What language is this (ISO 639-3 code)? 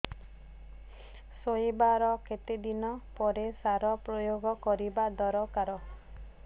ori